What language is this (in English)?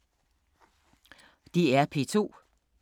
Danish